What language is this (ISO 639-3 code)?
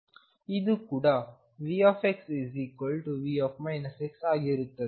kan